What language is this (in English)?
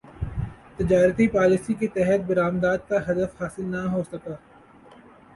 Urdu